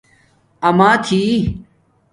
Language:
Domaaki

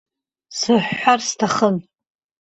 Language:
Abkhazian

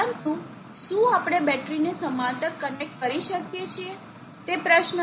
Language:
Gujarati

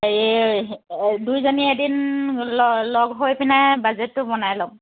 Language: Assamese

